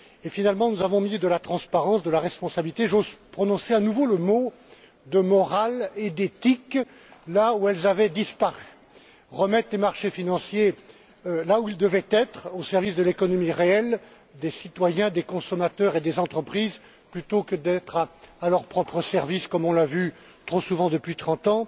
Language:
French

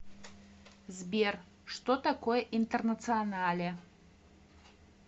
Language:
Russian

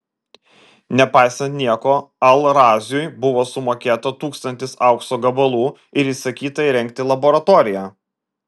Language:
Lithuanian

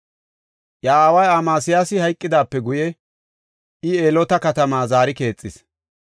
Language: Gofa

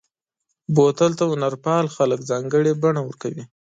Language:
Pashto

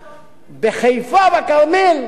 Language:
Hebrew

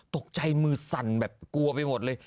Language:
Thai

